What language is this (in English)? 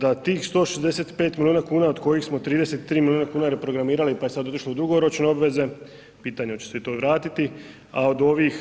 Croatian